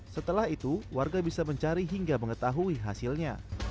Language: Indonesian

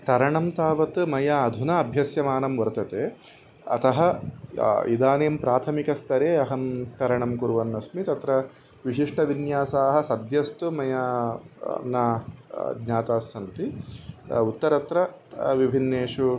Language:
Sanskrit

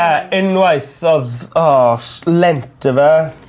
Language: Welsh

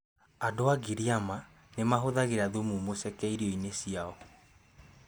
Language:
Kikuyu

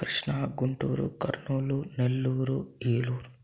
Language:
Telugu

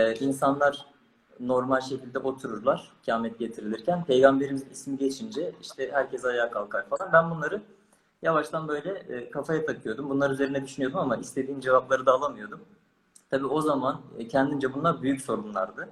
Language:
Turkish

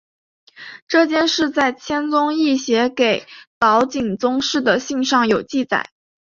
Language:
Chinese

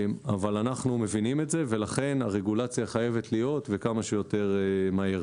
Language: Hebrew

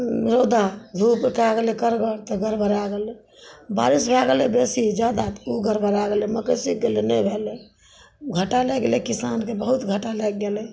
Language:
Maithili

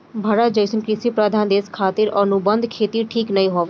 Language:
Bhojpuri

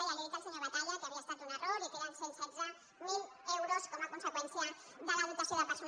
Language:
Catalan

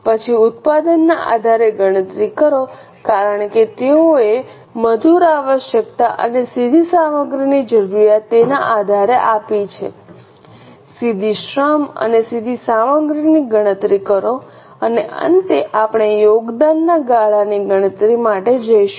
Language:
Gujarati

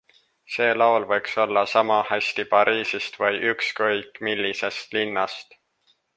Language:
Estonian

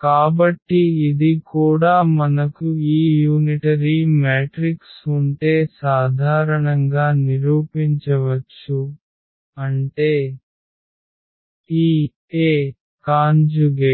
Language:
Telugu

